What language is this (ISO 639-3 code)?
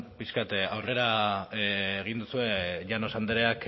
eus